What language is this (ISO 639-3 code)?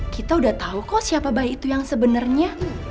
ind